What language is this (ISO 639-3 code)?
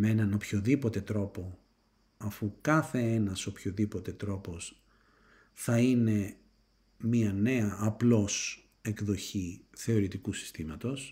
ell